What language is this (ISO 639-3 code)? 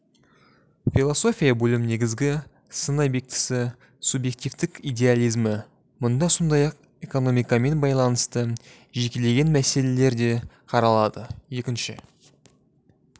kaz